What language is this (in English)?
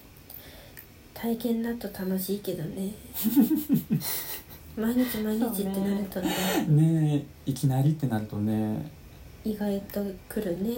Japanese